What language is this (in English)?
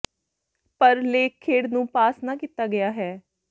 Punjabi